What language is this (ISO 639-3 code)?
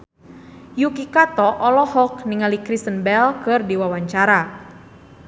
sun